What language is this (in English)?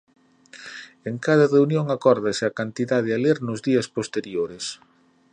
Galician